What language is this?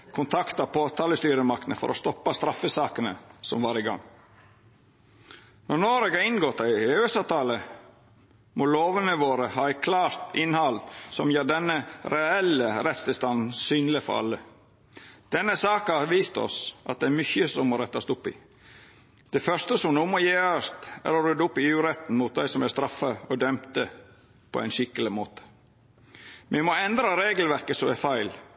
Norwegian Nynorsk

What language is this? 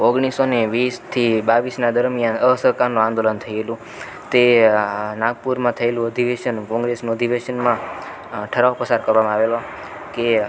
Gujarati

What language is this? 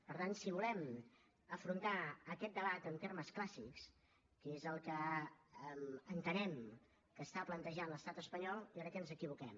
Catalan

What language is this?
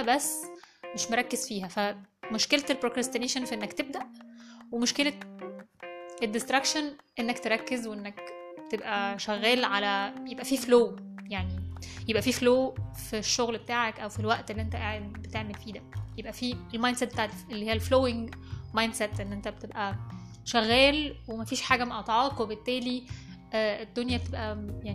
Arabic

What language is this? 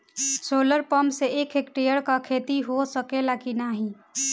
Bhojpuri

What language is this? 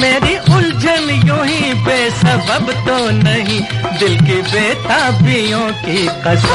Hindi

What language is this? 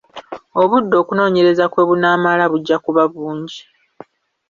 Ganda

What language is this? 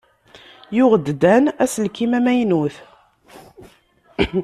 Kabyle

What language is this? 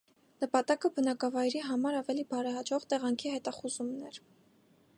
Armenian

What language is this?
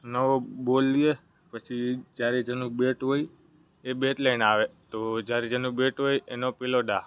Gujarati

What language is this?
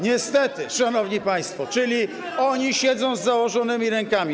Polish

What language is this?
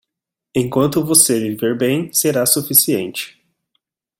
Portuguese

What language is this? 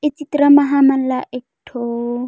Chhattisgarhi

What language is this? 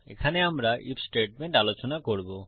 Bangla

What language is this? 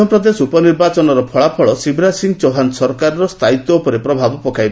Odia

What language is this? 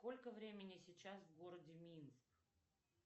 Russian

